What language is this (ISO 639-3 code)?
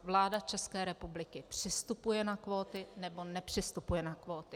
ces